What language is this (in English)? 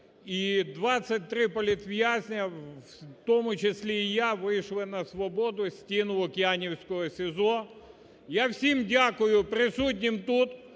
Ukrainian